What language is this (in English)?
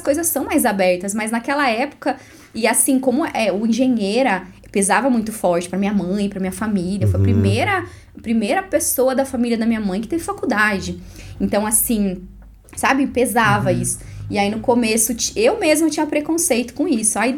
Portuguese